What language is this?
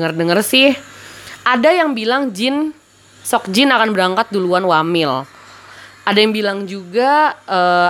Indonesian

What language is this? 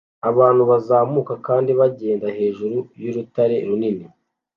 Kinyarwanda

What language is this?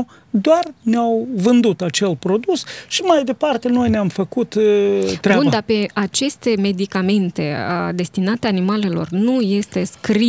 Romanian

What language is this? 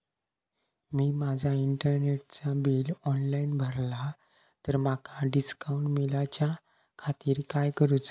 Marathi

